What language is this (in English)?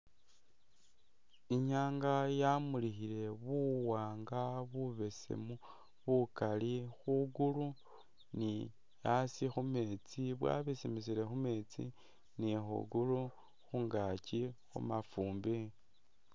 Masaaba